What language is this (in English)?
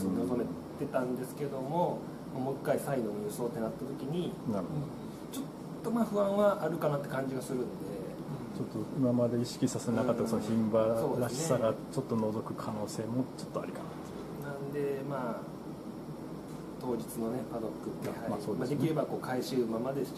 Japanese